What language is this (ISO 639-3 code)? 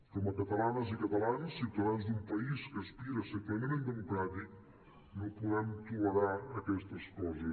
cat